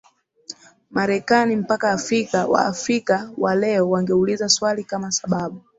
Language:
Swahili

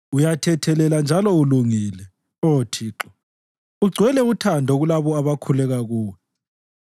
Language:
North Ndebele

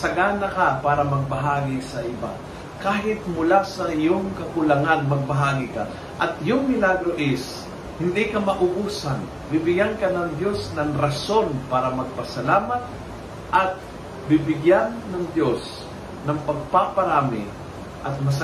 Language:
Filipino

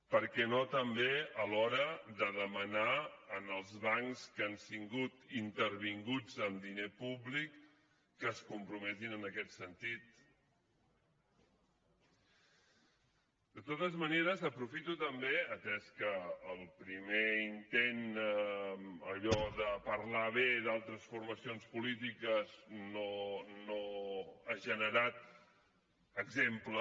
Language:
Catalan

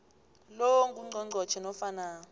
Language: South Ndebele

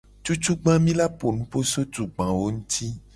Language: Gen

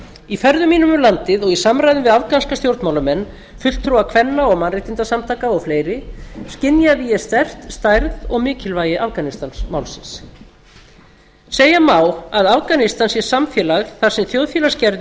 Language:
Icelandic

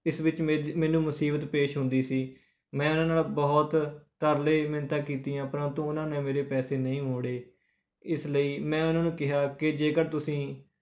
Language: Punjabi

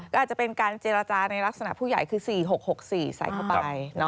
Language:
Thai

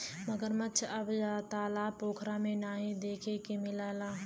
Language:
Bhojpuri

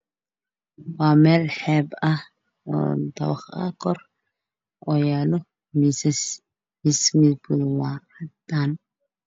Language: Somali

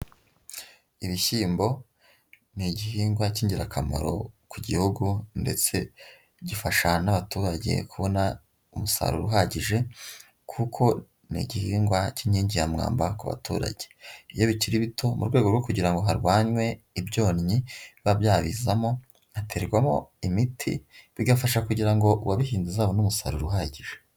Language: Kinyarwanda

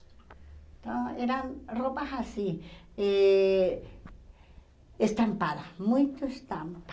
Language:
Portuguese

